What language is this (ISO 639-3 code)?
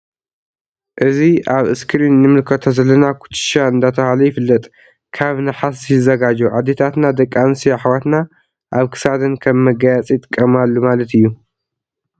tir